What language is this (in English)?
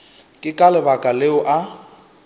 Northern Sotho